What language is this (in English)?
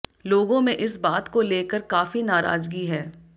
Hindi